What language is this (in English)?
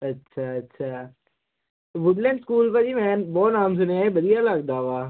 Punjabi